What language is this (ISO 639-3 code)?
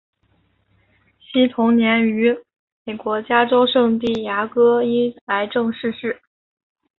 zho